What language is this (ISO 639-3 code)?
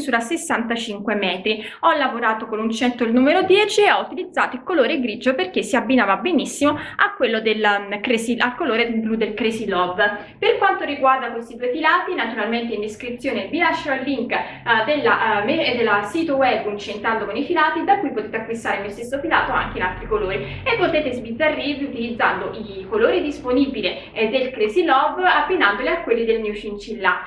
ita